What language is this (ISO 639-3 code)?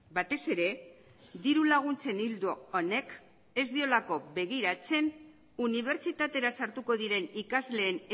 eus